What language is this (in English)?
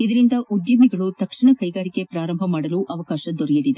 Kannada